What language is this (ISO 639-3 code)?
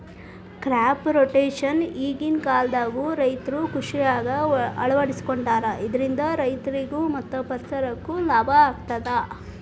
kan